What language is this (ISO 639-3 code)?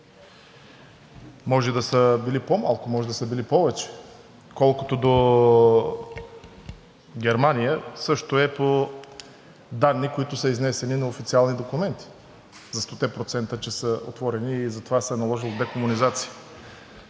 bul